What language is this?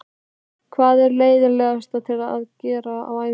Icelandic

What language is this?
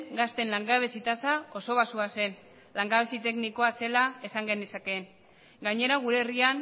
Basque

